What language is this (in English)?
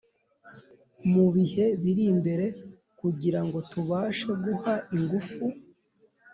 Kinyarwanda